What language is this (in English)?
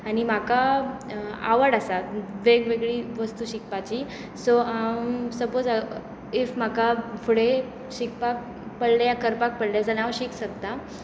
Konkani